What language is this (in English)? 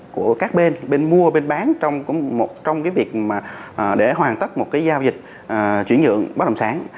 Vietnamese